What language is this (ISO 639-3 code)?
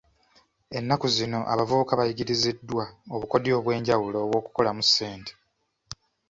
lug